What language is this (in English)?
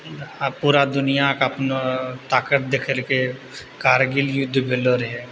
Maithili